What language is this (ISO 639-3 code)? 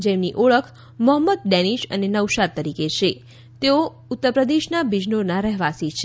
guj